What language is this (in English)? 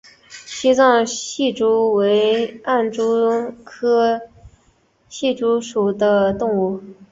Chinese